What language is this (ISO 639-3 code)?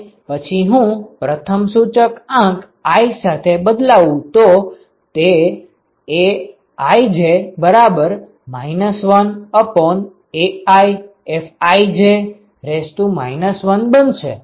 guj